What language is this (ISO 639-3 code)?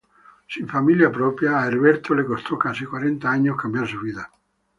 spa